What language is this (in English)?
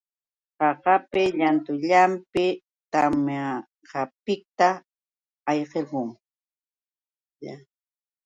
Yauyos Quechua